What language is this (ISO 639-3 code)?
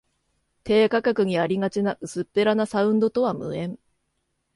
jpn